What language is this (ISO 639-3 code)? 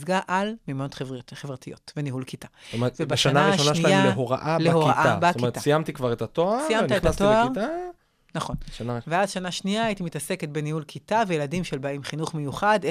heb